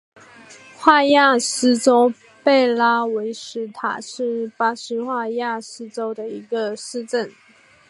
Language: Chinese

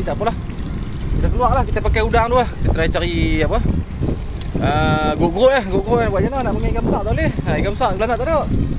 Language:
Malay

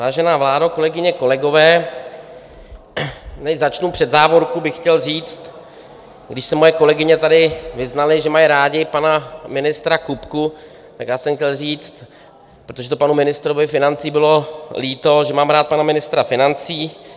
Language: Czech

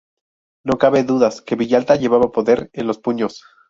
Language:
Spanish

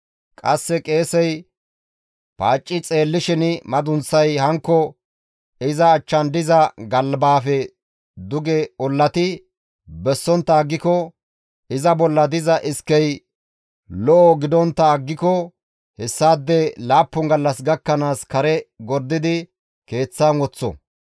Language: Gamo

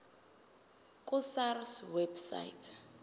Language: Zulu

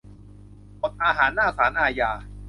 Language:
Thai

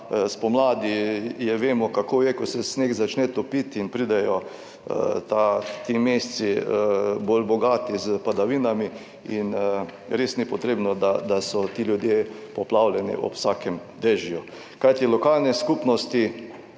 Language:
Slovenian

